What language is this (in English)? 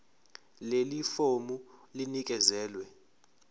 Zulu